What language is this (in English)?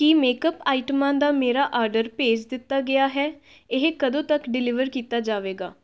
Punjabi